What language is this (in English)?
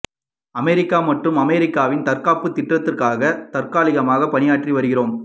Tamil